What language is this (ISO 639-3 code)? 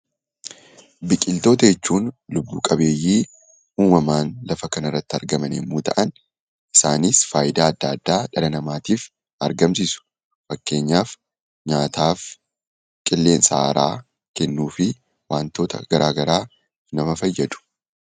orm